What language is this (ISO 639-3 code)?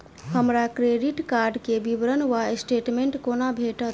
mai